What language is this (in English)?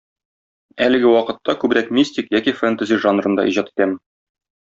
Tatar